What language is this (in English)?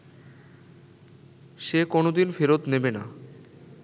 Bangla